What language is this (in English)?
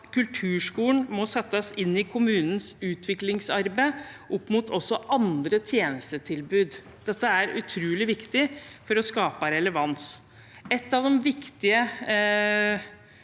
Norwegian